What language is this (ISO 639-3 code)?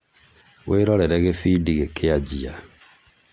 kik